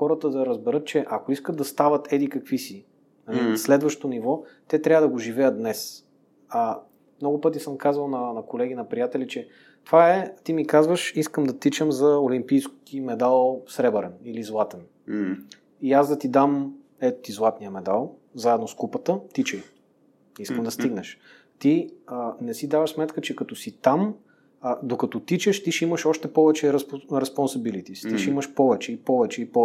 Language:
Bulgarian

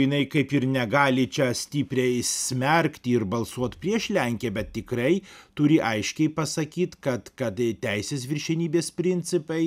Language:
Lithuanian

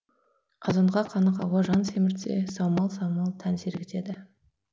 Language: Kazakh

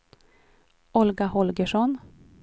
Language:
Swedish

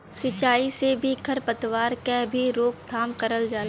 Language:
Bhojpuri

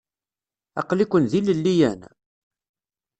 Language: Kabyle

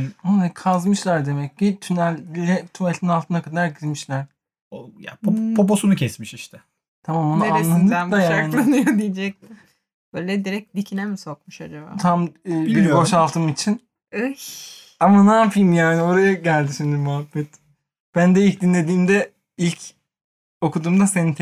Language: Turkish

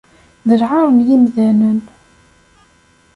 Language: Kabyle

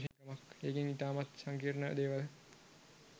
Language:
Sinhala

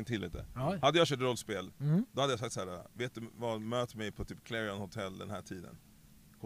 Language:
Swedish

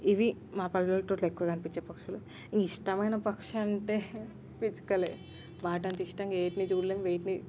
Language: Telugu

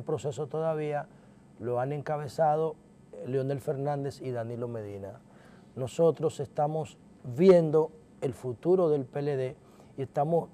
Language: Spanish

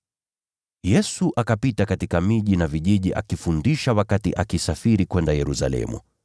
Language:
Swahili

